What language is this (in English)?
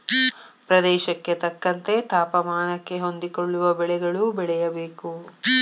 Kannada